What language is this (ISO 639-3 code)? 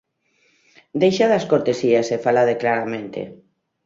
glg